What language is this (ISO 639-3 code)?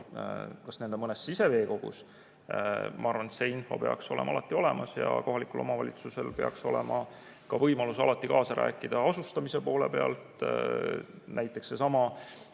est